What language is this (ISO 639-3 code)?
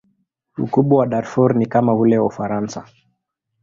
swa